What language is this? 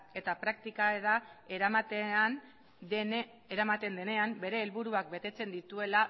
Basque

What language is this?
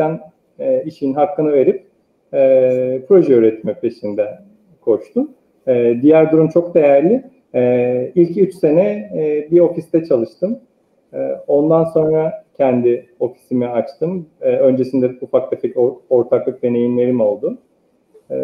Turkish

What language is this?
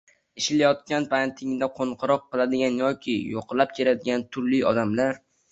Uzbek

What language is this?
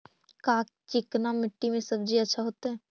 Magahi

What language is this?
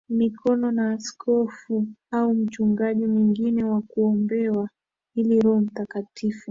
Swahili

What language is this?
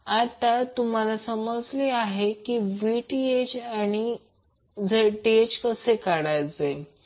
Marathi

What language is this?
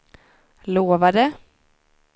Swedish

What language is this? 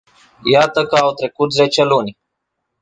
Romanian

